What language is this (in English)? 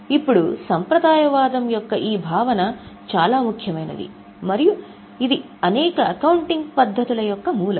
Telugu